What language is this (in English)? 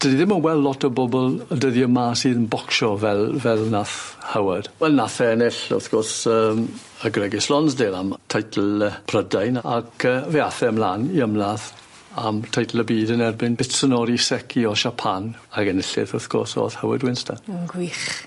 Welsh